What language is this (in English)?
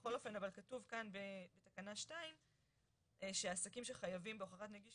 Hebrew